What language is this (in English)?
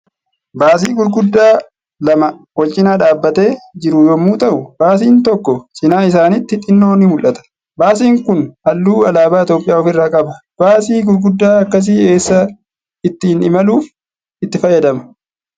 Oromo